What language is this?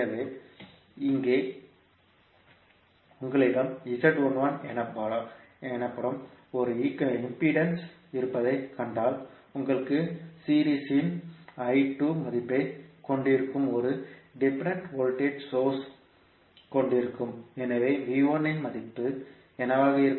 Tamil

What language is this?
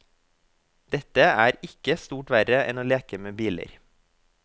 Norwegian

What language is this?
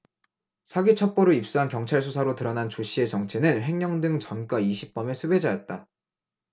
Korean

